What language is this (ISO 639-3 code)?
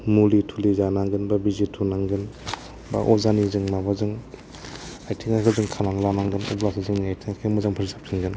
brx